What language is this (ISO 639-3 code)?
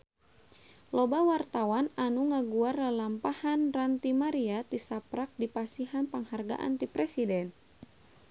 sun